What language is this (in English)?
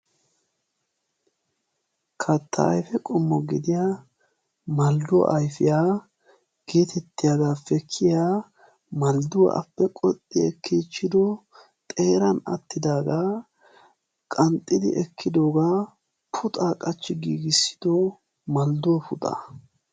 Wolaytta